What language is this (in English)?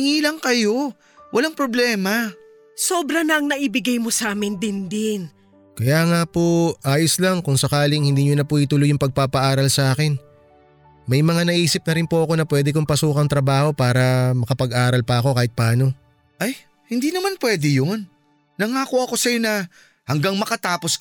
Filipino